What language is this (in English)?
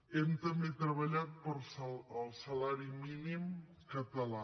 Catalan